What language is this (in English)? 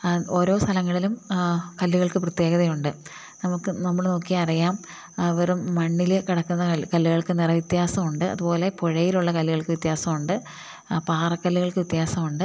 Malayalam